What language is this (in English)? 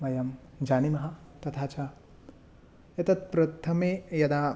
Sanskrit